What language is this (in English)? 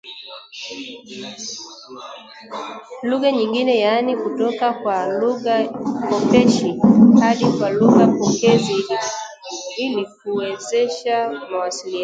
Swahili